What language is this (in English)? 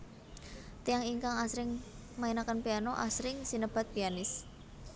Javanese